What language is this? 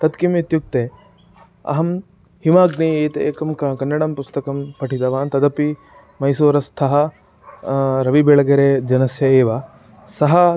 Sanskrit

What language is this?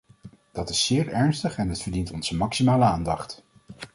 Dutch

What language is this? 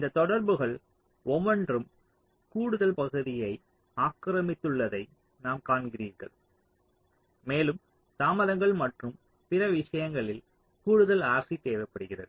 Tamil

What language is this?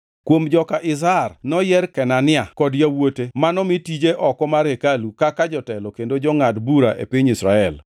Luo (Kenya and Tanzania)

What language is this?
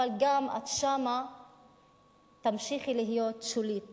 Hebrew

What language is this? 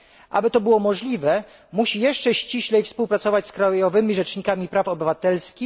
Polish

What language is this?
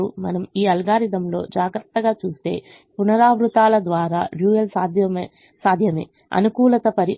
Telugu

